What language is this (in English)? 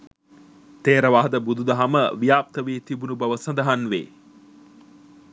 Sinhala